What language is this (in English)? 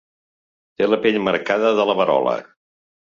Catalan